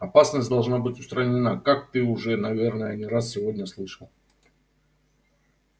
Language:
Russian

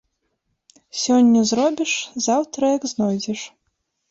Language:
Belarusian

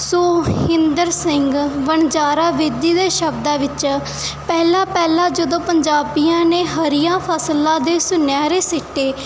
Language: Punjabi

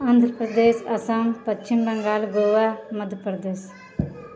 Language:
Maithili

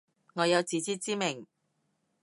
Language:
Cantonese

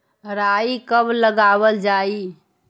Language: Magahi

